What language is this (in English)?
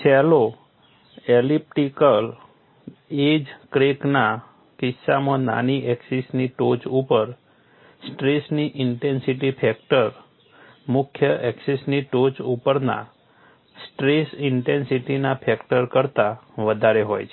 Gujarati